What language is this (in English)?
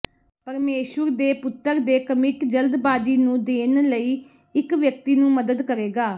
Punjabi